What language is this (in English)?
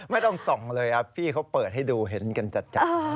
Thai